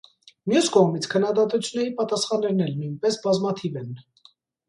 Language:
Armenian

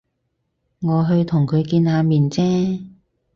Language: Cantonese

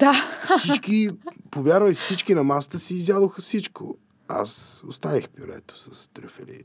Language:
Bulgarian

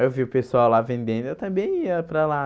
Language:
Portuguese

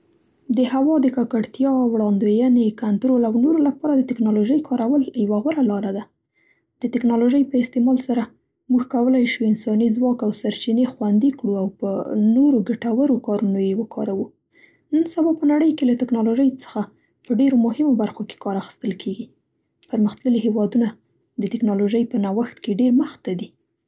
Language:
Central Pashto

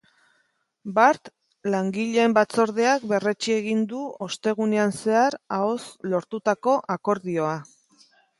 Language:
Basque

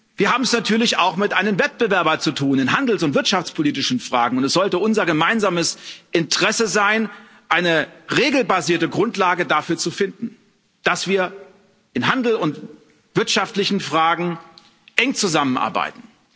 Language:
German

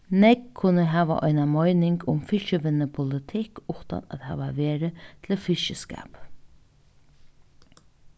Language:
Faroese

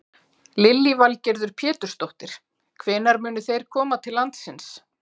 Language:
Icelandic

